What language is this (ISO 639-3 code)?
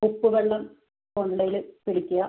mal